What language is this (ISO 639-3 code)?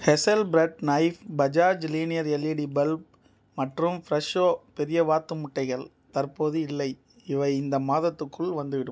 tam